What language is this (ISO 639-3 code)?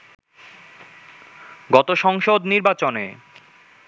ben